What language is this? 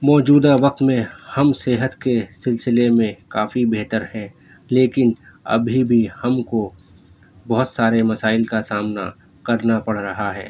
Urdu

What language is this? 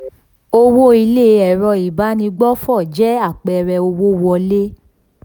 Yoruba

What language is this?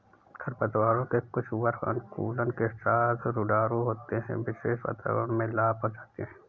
Hindi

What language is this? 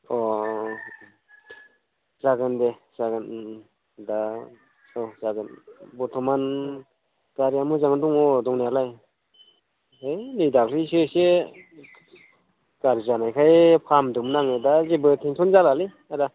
Bodo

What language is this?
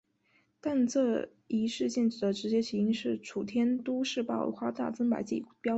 Chinese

